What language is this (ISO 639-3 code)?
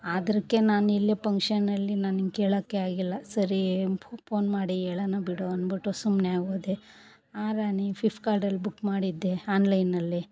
kan